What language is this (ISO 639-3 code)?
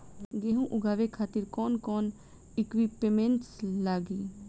bho